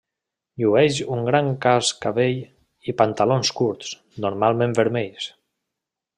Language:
Catalan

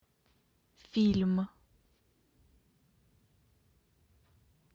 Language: Russian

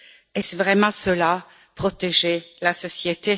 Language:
French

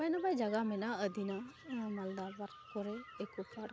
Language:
Santali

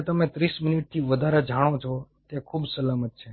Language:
Gujarati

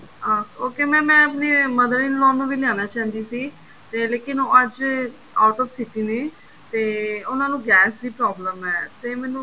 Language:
Punjabi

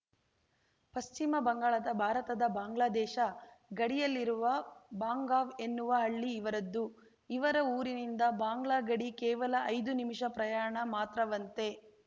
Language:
Kannada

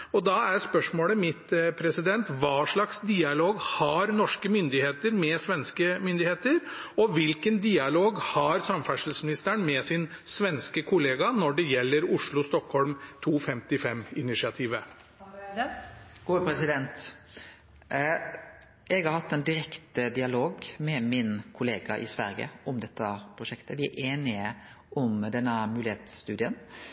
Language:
Norwegian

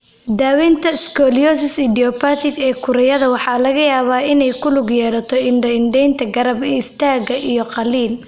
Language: Somali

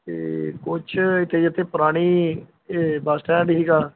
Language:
Punjabi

